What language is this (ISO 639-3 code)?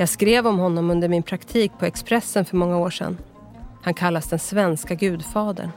swe